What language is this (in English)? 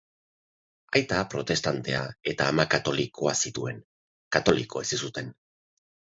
Basque